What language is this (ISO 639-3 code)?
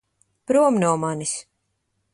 lav